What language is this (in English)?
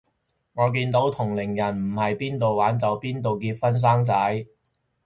Cantonese